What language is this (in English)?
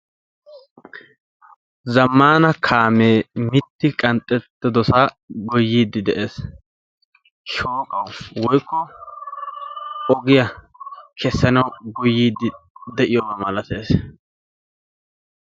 Wolaytta